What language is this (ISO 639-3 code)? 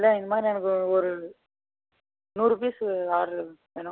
tam